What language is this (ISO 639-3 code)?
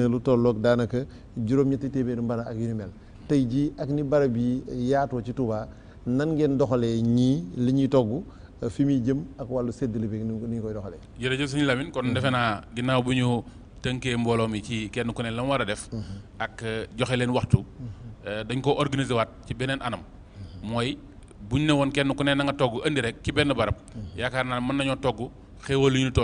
fra